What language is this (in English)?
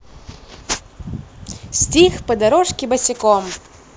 Russian